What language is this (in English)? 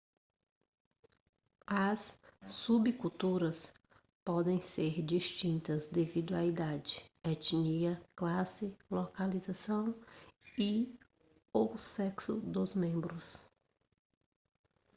Portuguese